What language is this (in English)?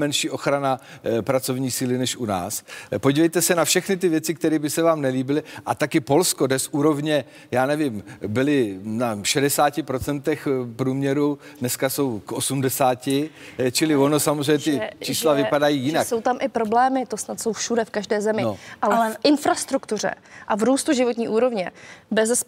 Czech